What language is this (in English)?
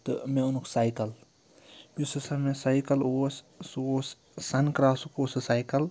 Kashmiri